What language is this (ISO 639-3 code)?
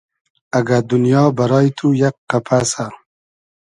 haz